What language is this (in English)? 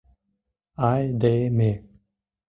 Mari